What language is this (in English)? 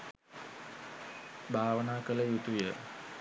Sinhala